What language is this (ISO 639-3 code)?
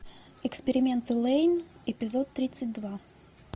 rus